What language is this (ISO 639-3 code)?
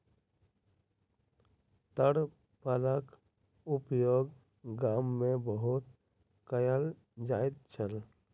mai